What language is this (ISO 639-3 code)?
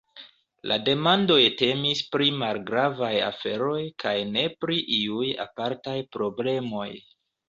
epo